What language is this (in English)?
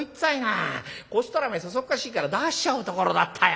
Japanese